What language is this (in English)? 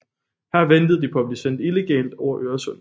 Danish